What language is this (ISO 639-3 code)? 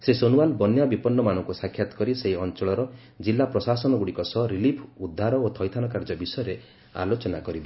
ori